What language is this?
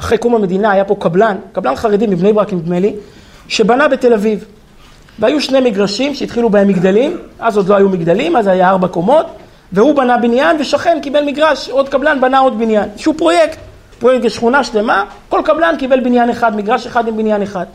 Hebrew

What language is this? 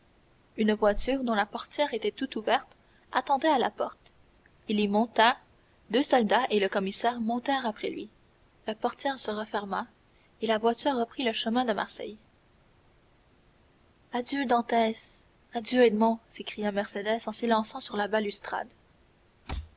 French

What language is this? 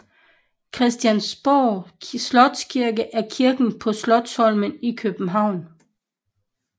Danish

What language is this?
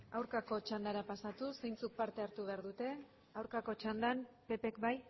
Basque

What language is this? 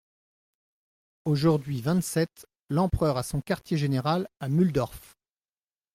French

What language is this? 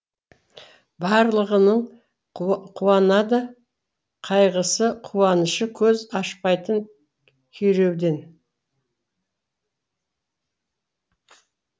Kazakh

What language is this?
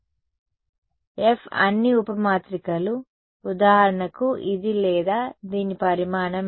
Telugu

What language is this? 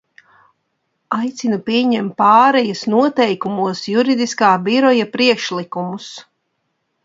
Latvian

